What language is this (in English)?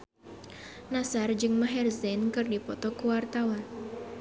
Sundanese